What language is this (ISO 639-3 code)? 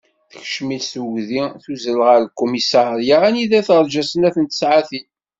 kab